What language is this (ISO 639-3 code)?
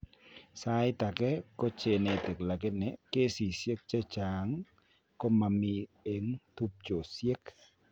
kln